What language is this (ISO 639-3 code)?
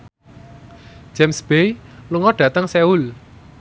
jav